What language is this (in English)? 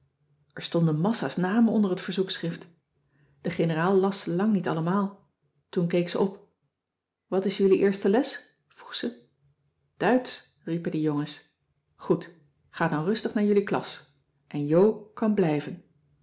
Dutch